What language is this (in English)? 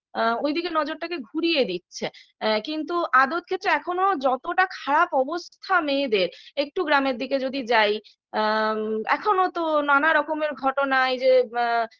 Bangla